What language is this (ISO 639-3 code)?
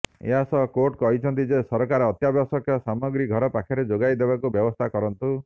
ori